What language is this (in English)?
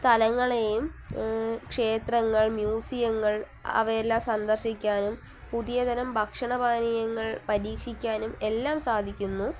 Malayalam